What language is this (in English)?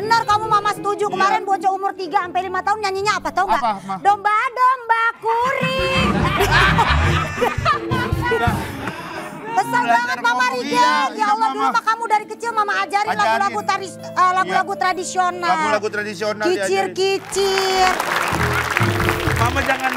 Indonesian